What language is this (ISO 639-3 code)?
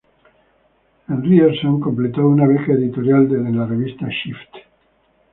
spa